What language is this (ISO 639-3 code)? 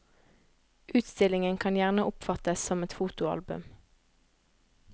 nor